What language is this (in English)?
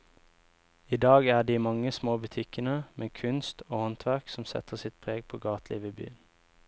Norwegian